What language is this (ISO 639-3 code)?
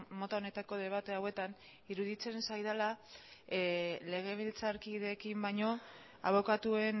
eus